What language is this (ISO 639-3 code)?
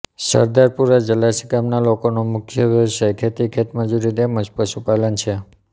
guj